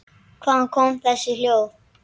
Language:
Icelandic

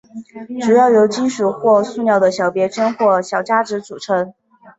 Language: Chinese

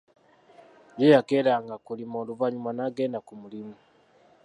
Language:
Ganda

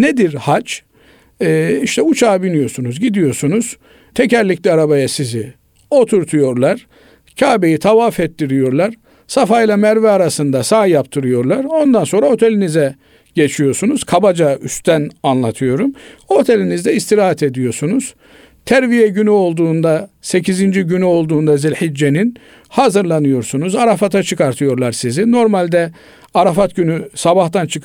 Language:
Turkish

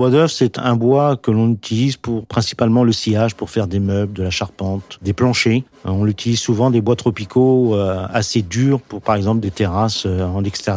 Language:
French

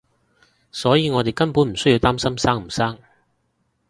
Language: Cantonese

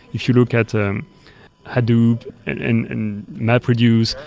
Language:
English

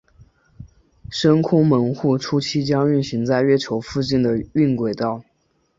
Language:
Chinese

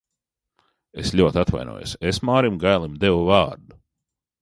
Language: Latvian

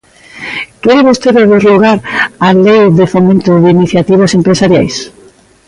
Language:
Galician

